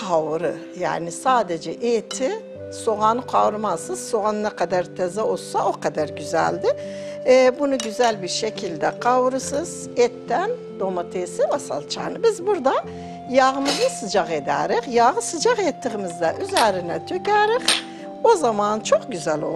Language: Turkish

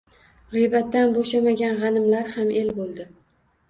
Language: Uzbek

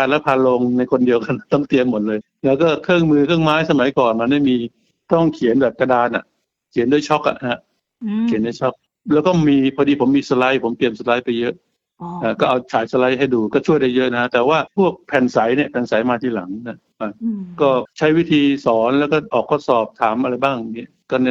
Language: Thai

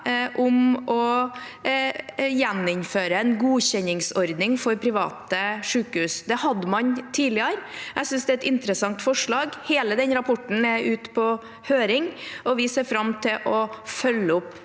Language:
Norwegian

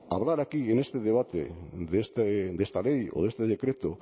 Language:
Spanish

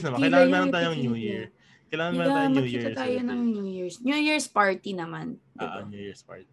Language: Filipino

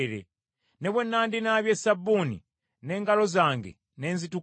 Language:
Ganda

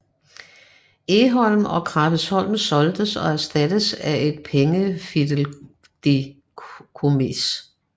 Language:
Danish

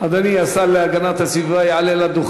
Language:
Hebrew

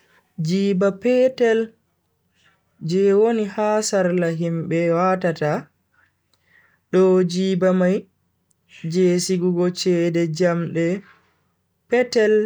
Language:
Bagirmi Fulfulde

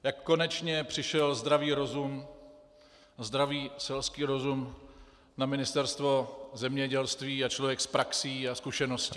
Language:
Czech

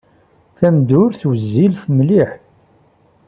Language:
Kabyle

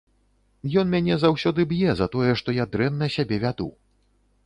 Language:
Belarusian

